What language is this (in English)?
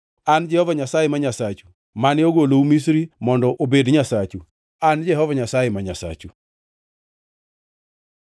Luo (Kenya and Tanzania)